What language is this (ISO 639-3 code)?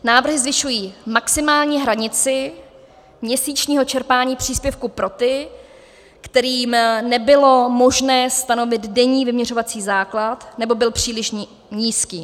ces